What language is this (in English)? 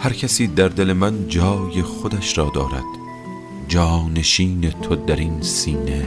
Persian